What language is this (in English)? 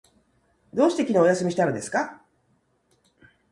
Japanese